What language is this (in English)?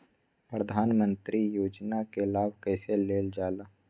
Magahi